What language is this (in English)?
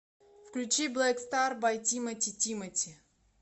Russian